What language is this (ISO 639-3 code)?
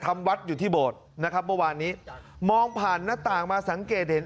tha